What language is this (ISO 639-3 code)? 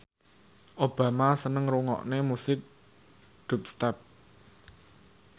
jav